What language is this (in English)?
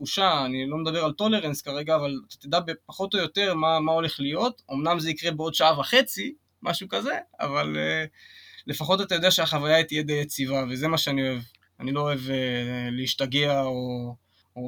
Hebrew